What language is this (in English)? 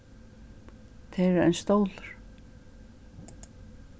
Faroese